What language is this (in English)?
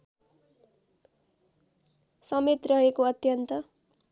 Nepali